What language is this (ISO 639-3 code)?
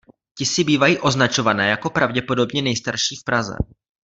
ces